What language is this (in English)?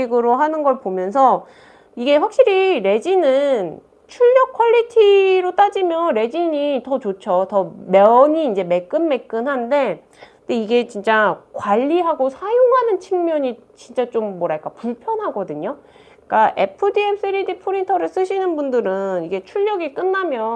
Korean